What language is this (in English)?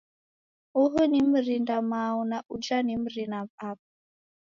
Taita